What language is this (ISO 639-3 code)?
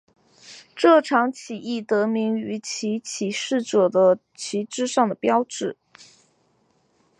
zho